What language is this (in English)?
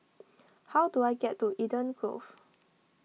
English